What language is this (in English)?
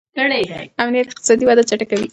Pashto